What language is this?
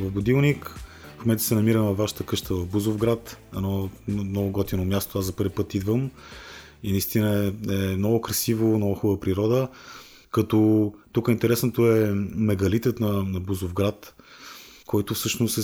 Bulgarian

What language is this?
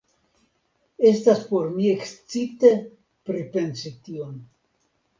Esperanto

